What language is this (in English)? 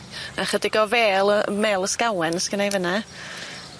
Welsh